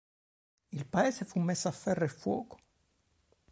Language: Italian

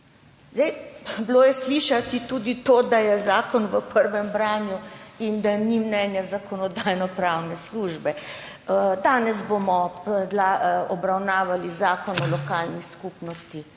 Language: Slovenian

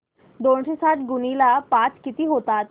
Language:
Marathi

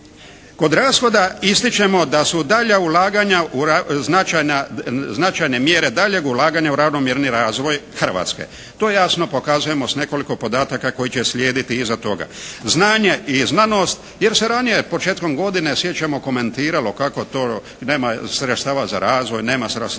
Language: Croatian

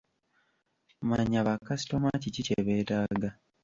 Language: Ganda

